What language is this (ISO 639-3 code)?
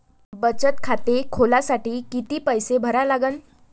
mar